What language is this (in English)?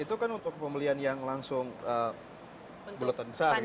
Indonesian